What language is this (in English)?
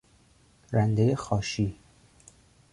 Persian